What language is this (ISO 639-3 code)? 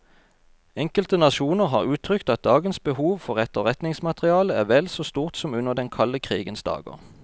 nor